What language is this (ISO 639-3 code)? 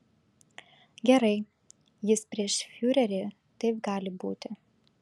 lit